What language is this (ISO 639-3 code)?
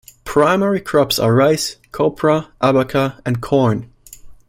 eng